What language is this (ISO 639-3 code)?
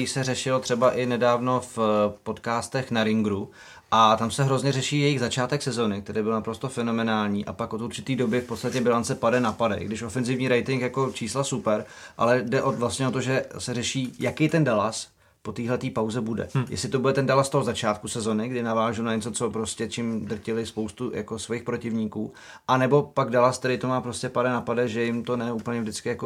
ces